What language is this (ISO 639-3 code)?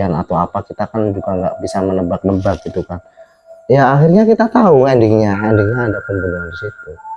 ind